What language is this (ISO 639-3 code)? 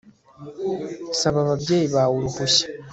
kin